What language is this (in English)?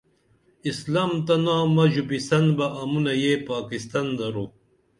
Dameli